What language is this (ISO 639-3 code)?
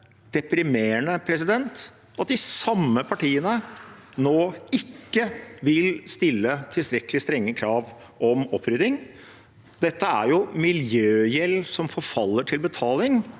nor